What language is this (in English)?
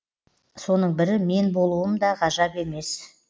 Kazakh